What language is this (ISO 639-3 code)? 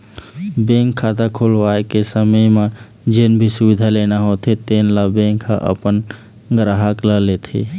hne